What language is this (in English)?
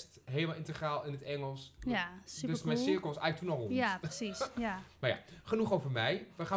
Dutch